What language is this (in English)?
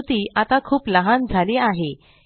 Marathi